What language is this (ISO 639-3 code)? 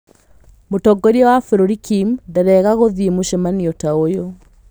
kik